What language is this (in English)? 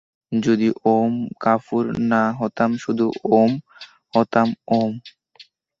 Bangla